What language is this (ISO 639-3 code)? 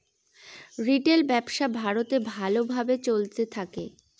ben